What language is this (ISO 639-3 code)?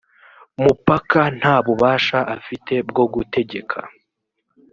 kin